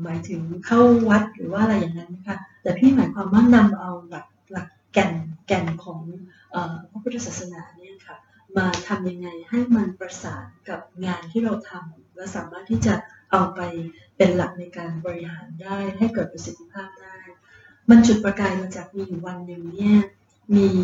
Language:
Thai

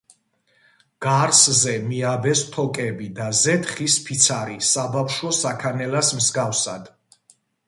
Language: Georgian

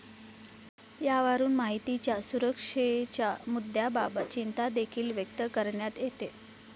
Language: Marathi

